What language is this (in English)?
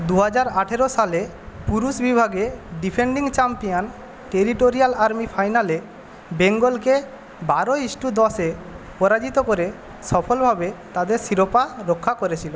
Bangla